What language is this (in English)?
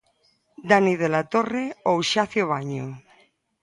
Galician